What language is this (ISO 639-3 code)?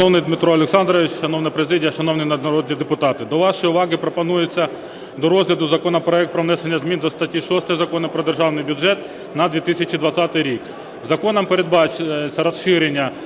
ukr